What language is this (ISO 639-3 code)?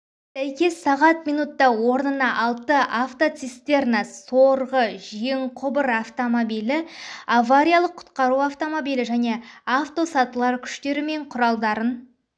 kaz